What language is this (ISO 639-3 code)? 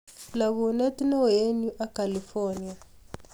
kln